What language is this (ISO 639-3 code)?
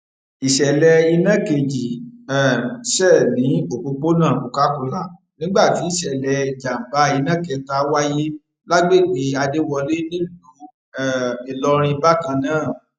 yor